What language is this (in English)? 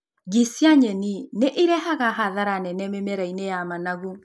Kikuyu